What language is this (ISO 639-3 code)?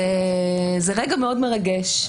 heb